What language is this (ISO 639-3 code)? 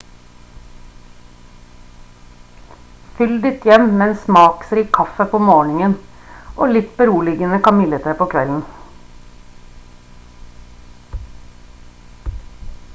nob